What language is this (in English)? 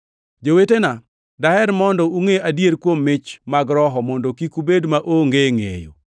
Luo (Kenya and Tanzania)